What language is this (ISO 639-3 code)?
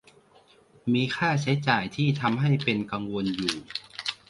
tha